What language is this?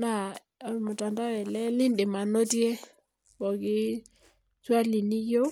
Masai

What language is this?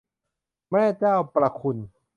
Thai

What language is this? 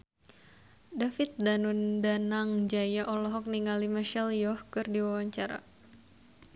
Sundanese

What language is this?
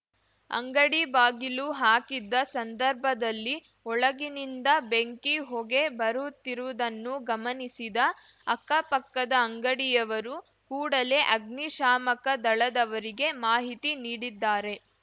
Kannada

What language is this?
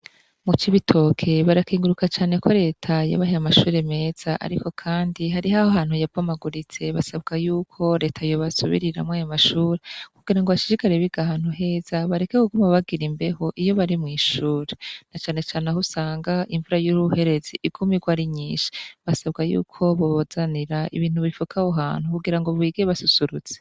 Rundi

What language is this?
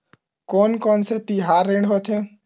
Chhattisgarhi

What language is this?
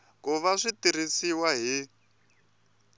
Tsonga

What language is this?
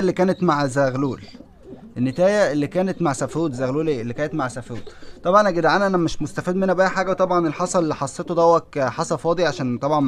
Arabic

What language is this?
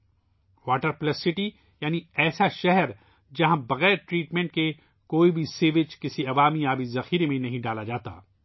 Urdu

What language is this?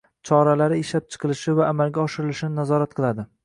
Uzbek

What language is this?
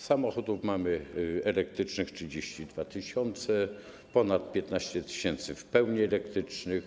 Polish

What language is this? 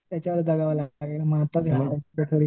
Marathi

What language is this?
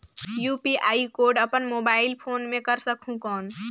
Chhattisgarhi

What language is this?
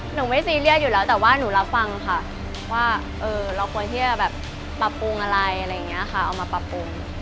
Thai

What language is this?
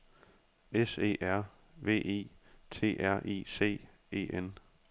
Danish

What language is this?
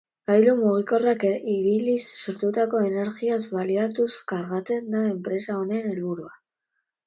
Basque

